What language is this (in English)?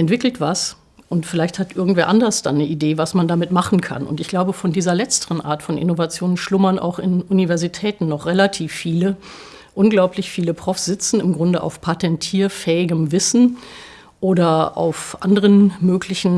German